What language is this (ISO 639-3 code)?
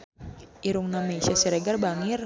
sun